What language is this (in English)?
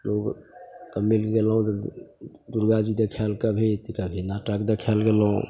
Maithili